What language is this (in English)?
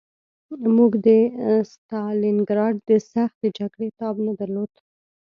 Pashto